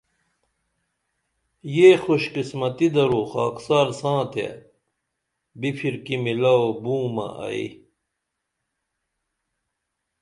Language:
Dameli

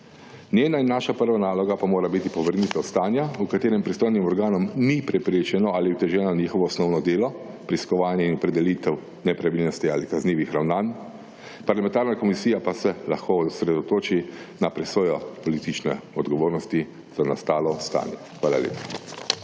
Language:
Slovenian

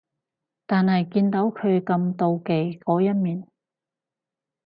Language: Cantonese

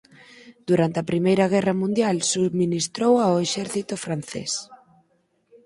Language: Galician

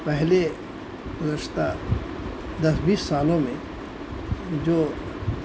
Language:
Urdu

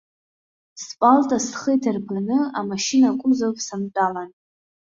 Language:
Abkhazian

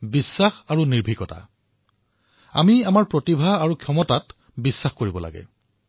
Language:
Assamese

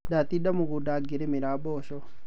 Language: Kikuyu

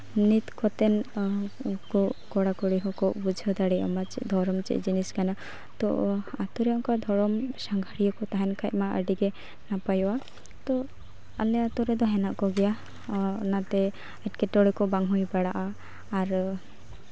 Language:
Santali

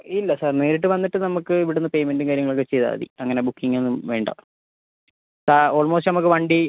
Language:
Malayalam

